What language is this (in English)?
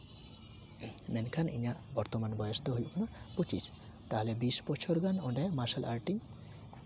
Santali